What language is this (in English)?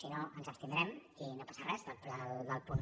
Catalan